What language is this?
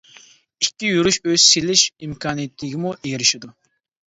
Uyghur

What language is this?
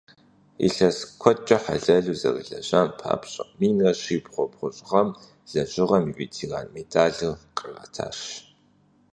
Kabardian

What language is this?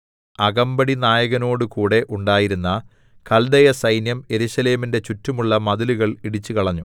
Malayalam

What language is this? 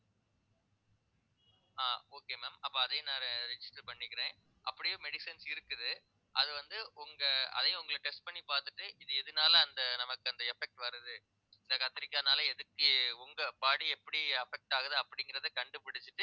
Tamil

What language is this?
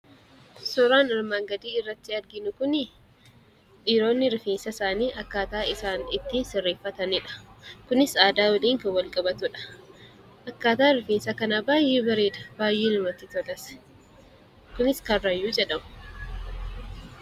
Oromo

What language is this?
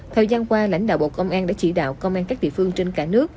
Vietnamese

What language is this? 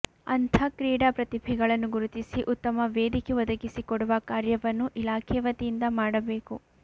Kannada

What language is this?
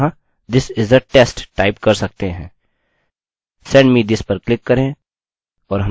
Hindi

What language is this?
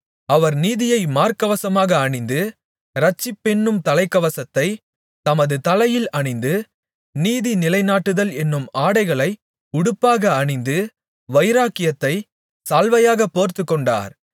Tamil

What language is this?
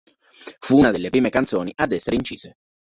Italian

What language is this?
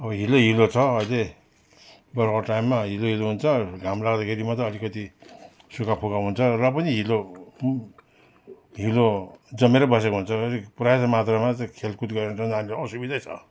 Nepali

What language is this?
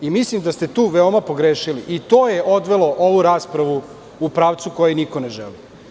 Serbian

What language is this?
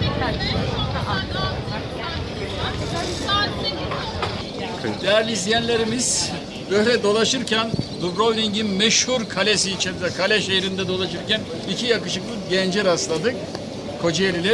Turkish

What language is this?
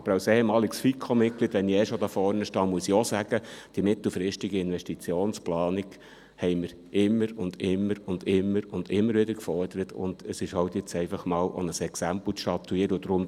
Swiss German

